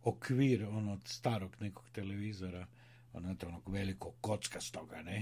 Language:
Croatian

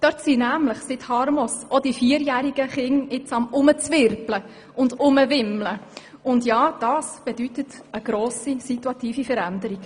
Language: Swiss German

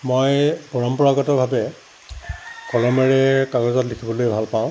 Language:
Assamese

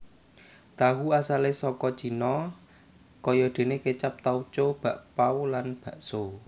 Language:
Javanese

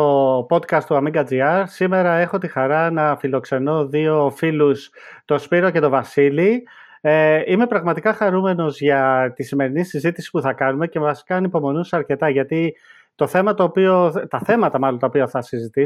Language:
Greek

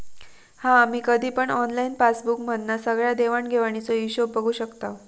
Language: Marathi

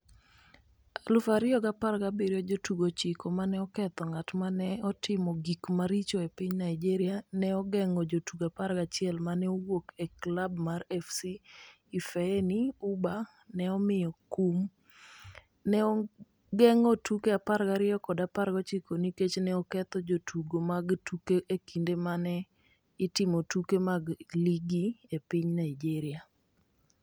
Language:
Luo (Kenya and Tanzania)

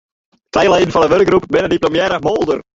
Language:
Western Frisian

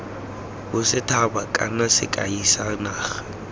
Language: Tswana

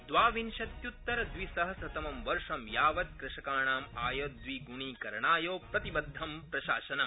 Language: Sanskrit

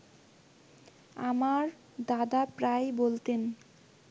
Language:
Bangla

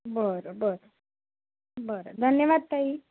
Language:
Marathi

